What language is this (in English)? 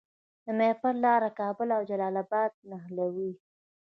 Pashto